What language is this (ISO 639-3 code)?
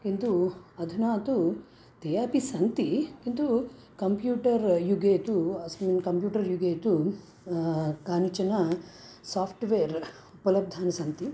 san